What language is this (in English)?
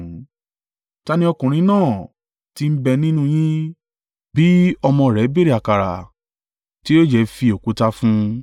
Yoruba